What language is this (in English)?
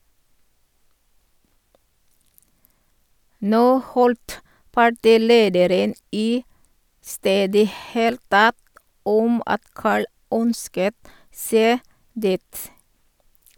Norwegian